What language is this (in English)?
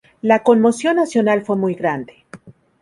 Spanish